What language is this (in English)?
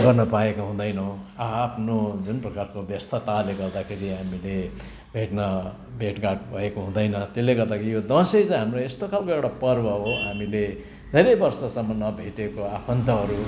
Nepali